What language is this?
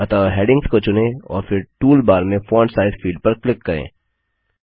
Hindi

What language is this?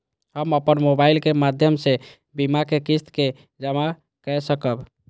Maithili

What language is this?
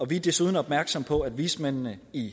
Danish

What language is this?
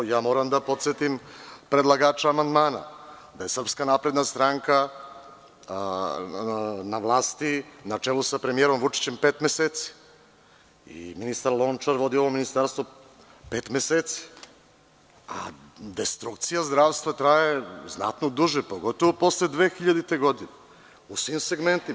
Serbian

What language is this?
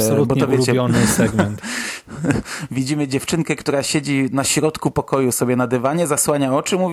Polish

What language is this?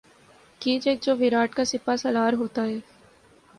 Urdu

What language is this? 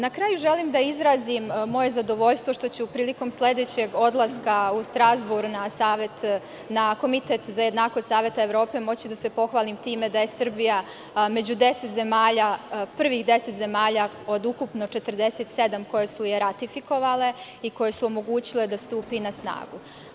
Serbian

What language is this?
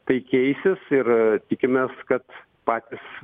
Lithuanian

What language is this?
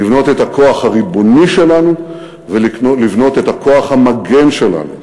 Hebrew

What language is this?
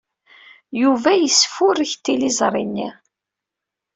Kabyle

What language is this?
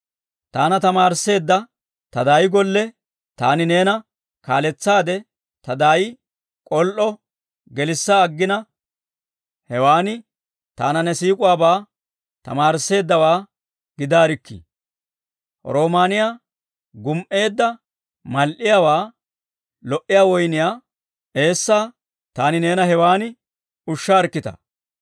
Dawro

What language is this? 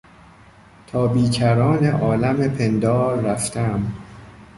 Persian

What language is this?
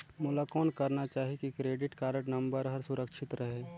Chhattisgarhi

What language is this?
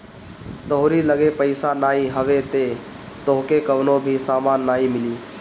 Bhojpuri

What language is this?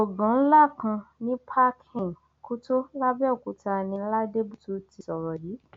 Yoruba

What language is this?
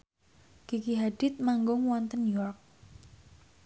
Javanese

